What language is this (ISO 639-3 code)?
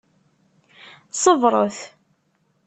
kab